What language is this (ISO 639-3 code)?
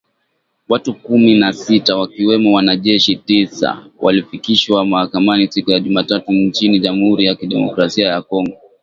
swa